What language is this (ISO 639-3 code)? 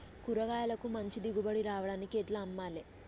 tel